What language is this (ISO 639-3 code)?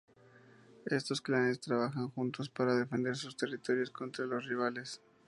spa